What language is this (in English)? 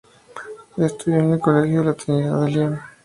Spanish